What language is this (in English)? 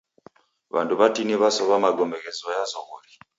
Taita